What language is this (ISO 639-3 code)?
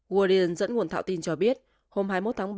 vie